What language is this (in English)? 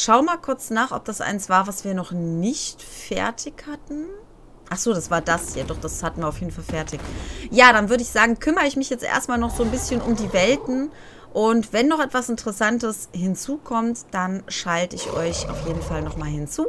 German